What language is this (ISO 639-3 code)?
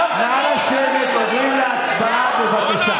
heb